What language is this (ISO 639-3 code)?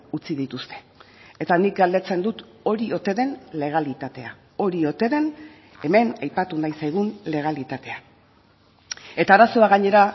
eus